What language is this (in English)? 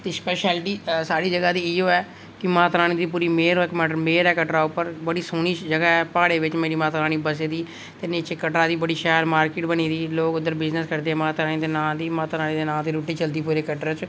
Dogri